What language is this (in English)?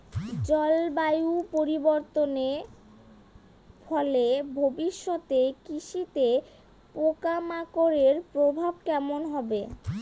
Bangla